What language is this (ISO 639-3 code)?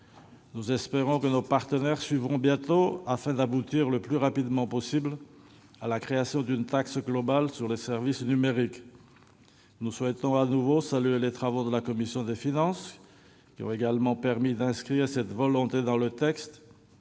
fra